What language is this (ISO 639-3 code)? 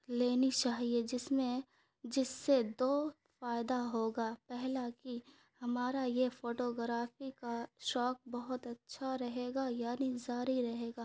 urd